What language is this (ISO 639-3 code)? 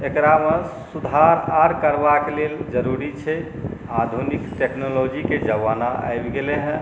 mai